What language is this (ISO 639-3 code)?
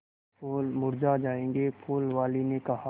hin